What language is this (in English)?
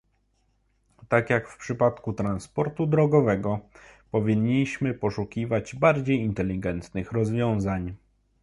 Polish